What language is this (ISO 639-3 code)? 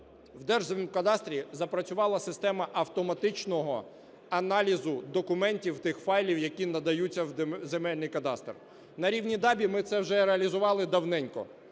ukr